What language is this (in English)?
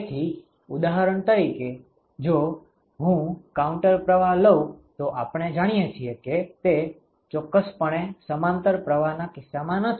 Gujarati